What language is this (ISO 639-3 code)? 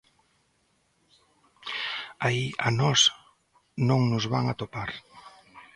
glg